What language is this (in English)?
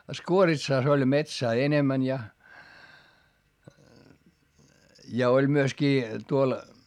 Finnish